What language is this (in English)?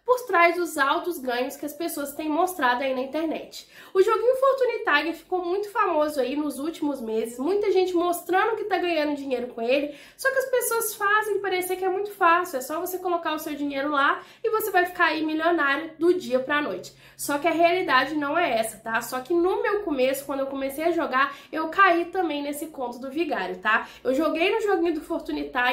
Portuguese